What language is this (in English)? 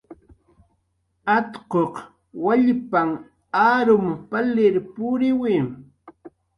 Jaqaru